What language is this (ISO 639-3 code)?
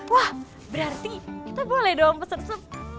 ind